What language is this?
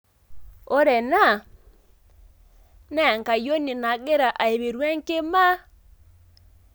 Masai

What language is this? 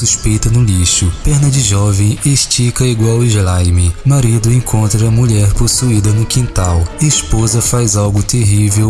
Portuguese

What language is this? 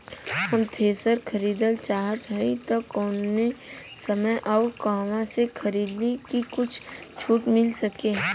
Bhojpuri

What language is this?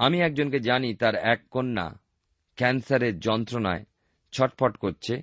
Bangla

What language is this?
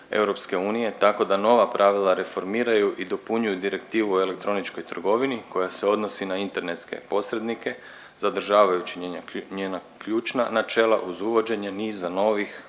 Croatian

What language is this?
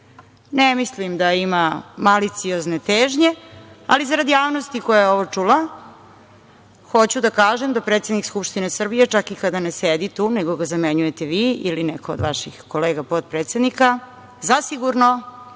Serbian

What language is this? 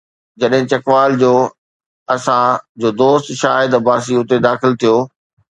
Sindhi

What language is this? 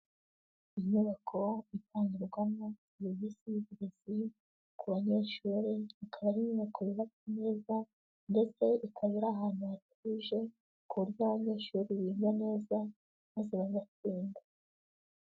Kinyarwanda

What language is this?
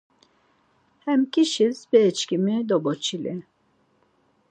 Laz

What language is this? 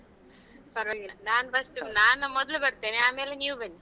Kannada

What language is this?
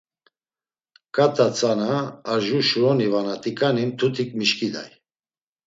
Laz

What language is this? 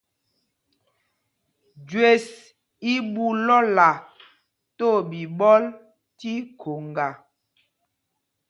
Mpumpong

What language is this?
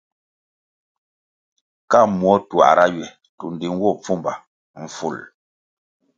Kwasio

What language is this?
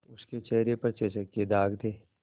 Hindi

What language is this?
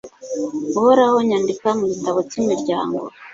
Kinyarwanda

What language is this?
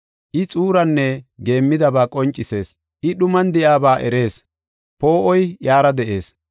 Gofa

